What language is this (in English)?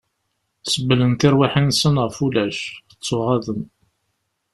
Kabyle